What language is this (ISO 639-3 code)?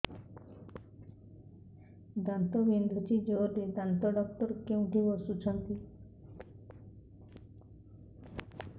ori